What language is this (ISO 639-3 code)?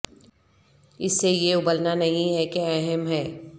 urd